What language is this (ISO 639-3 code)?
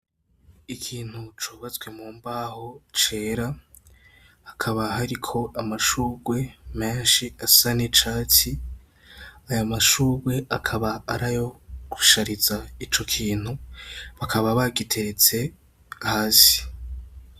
run